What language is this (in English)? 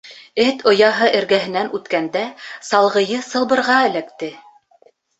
Bashkir